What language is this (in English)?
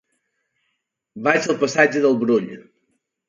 Catalan